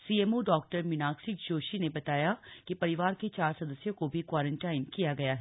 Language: Hindi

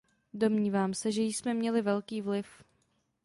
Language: Czech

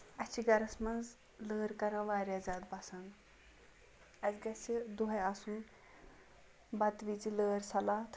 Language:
Kashmiri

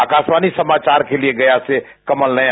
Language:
Hindi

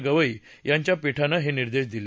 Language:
Marathi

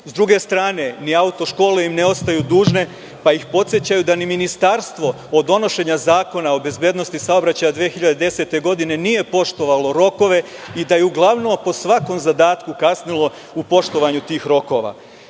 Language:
Serbian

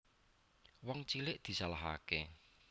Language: Javanese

